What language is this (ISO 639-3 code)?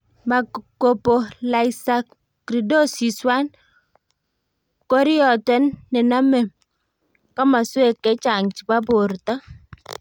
kln